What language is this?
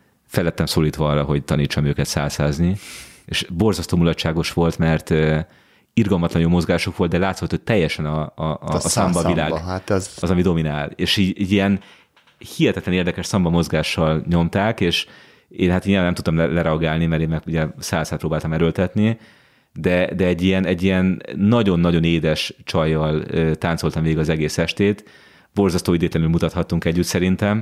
Hungarian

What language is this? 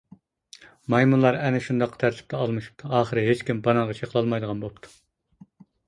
Uyghur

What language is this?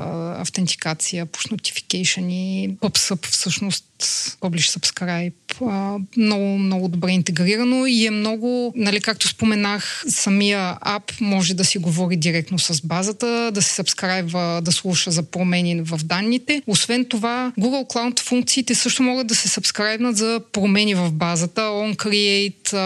Bulgarian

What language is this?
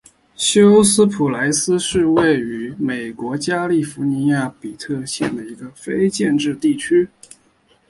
Chinese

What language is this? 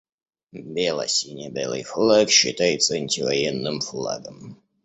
Russian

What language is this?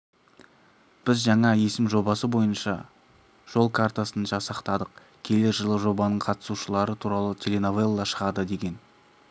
Kazakh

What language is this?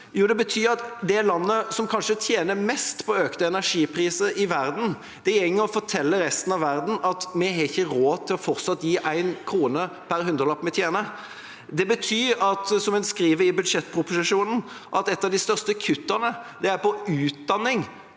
Norwegian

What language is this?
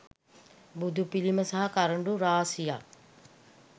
Sinhala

